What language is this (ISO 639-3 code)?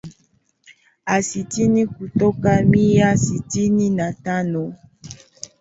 swa